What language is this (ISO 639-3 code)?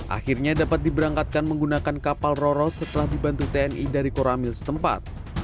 ind